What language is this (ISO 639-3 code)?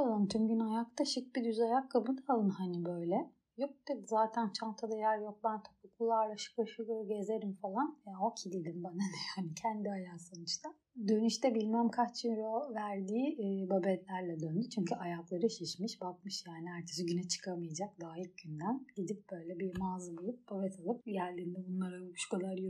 tur